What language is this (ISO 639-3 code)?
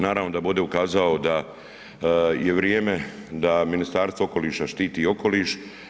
hrv